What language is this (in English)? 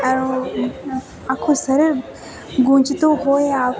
Gujarati